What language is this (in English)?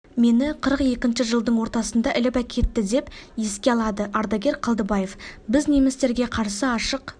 Kazakh